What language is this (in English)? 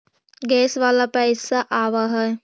Magahi